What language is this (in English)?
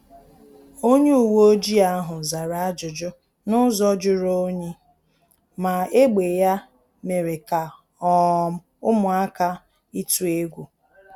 Igbo